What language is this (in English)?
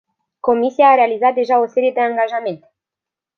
Romanian